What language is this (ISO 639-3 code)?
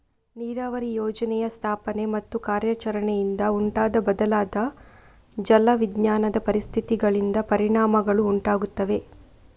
kan